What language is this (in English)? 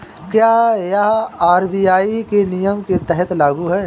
Hindi